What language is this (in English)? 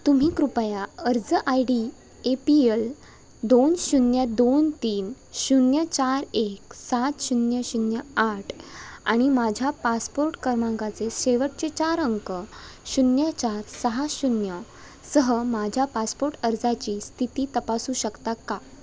Marathi